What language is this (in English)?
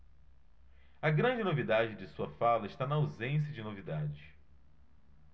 Portuguese